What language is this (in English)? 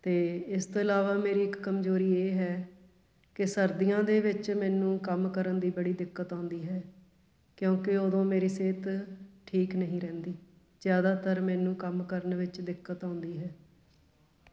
Punjabi